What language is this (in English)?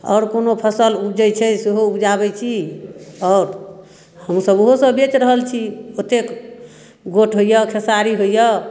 Maithili